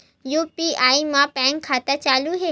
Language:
Chhattisgarhi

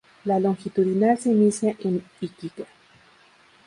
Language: Spanish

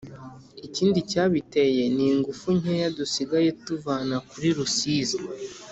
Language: Kinyarwanda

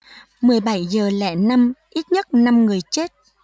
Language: Vietnamese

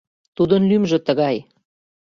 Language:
Mari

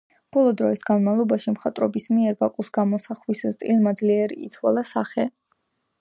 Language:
Georgian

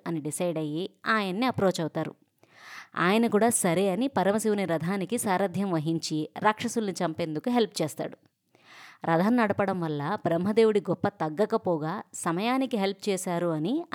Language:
Telugu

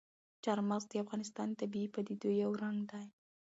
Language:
Pashto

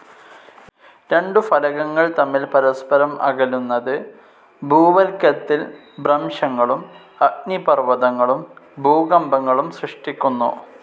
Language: Malayalam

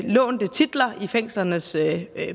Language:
Danish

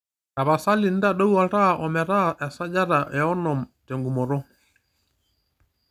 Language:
Masai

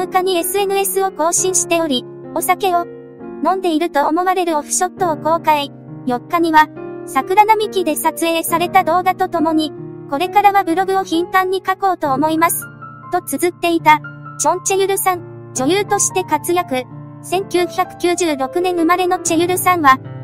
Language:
Japanese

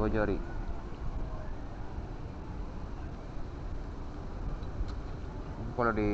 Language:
Indonesian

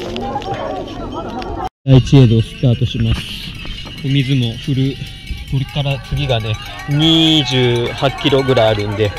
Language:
Japanese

